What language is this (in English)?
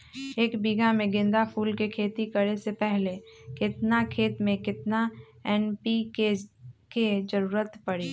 Magahi